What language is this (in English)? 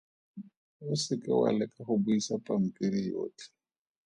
Tswana